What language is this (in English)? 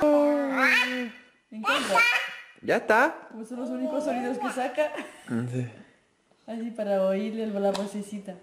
Spanish